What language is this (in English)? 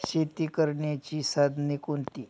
Marathi